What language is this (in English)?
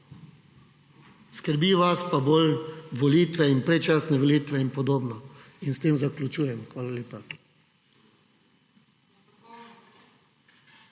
Slovenian